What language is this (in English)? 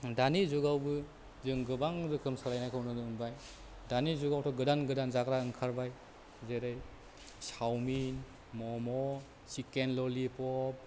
Bodo